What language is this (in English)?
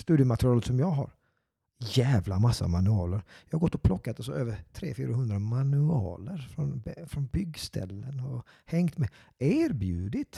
Swedish